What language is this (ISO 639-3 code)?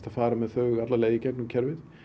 isl